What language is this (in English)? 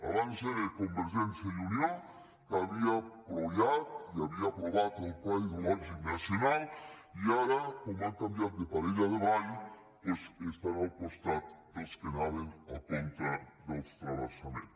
Catalan